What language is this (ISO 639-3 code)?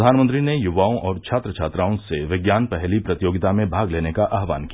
hin